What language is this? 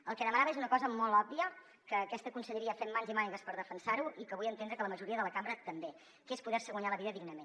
Catalan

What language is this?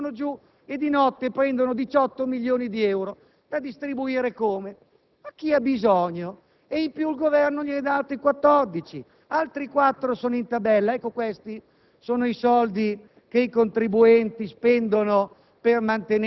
Italian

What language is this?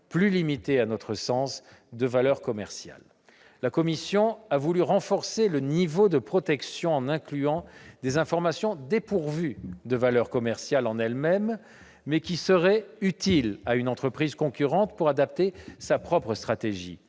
French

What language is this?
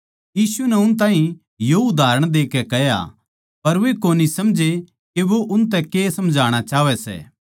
Haryanvi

